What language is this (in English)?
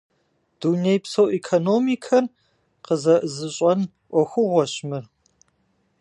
Kabardian